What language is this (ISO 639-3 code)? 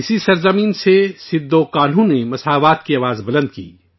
urd